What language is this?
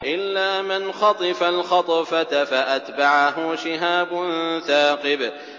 Arabic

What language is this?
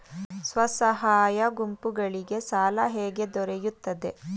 Kannada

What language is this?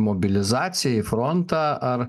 Lithuanian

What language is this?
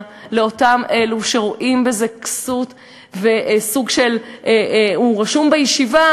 Hebrew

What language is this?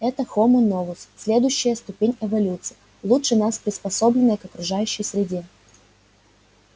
Russian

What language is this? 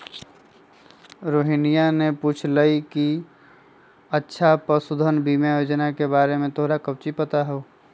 Magahi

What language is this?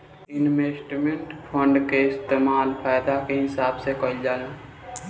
Bhojpuri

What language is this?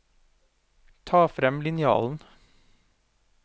Norwegian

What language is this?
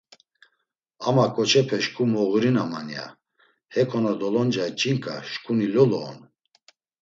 Laz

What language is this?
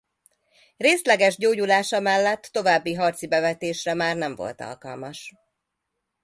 Hungarian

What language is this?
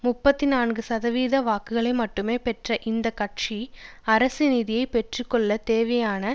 Tamil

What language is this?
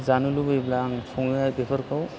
Bodo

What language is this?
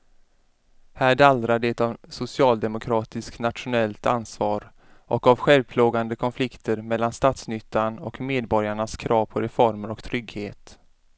Swedish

